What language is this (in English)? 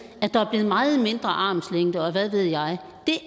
Danish